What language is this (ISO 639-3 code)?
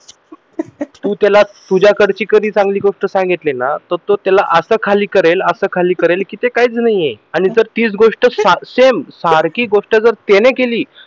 mar